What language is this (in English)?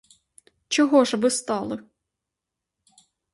Ukrainian